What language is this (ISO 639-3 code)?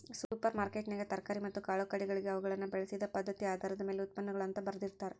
kan